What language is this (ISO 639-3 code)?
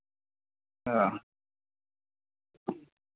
doi